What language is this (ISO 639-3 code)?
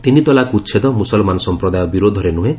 ori